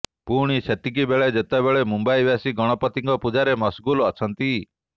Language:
Odia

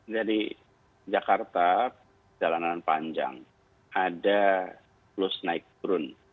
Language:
Indonesian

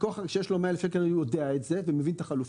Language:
Hebrew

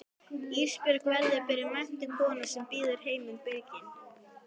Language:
Icelandic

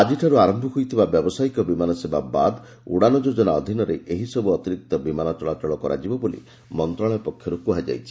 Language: Odia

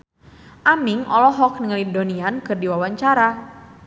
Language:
Sundanese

